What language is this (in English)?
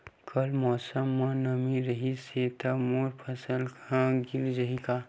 Chhattisgarhi